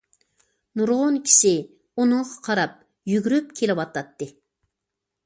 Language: Uyghur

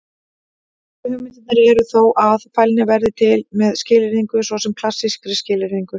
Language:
Icelandic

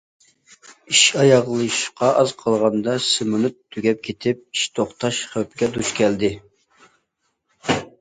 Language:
Uyghur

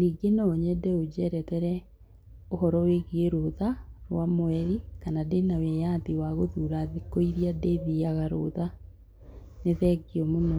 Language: Kikuyu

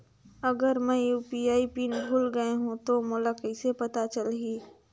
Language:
Chhattisgarhi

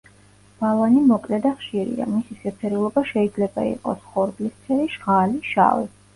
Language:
Georgian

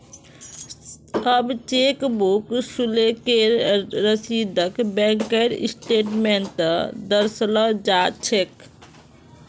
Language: Magahi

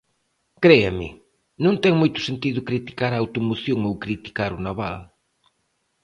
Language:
Galician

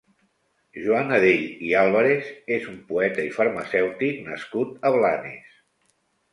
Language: Catalan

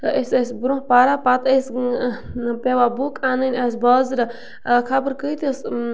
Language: Kashmiri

